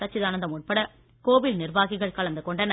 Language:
Tamil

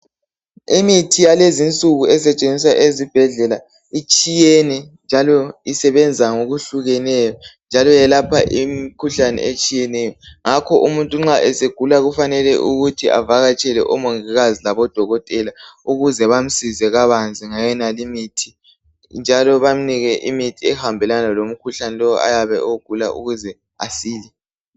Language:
North Ndebele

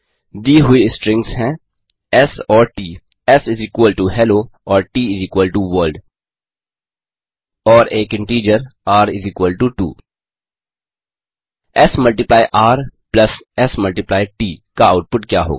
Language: Hindi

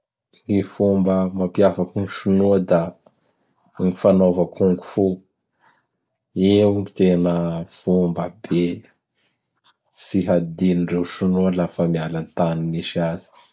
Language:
Bara Malagasy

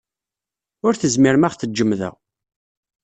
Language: Kabyle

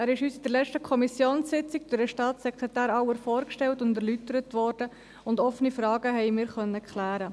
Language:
Swiss German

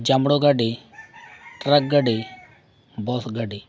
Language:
Santali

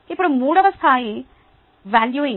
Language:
Telugu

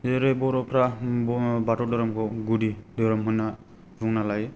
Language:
Bodo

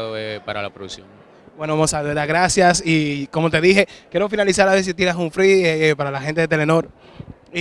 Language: Spanish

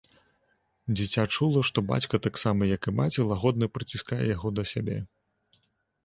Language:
Belarusian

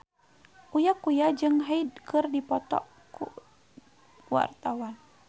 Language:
Sundanese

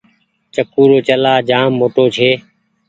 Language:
Goaria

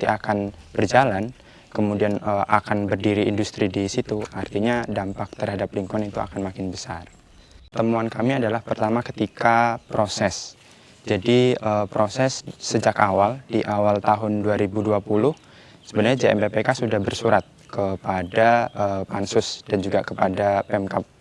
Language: Indonesian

